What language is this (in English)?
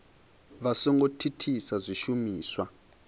Venda